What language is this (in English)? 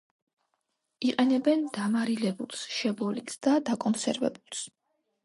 Georgian